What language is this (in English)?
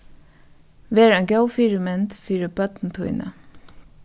Faroese